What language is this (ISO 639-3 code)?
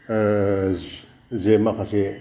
brx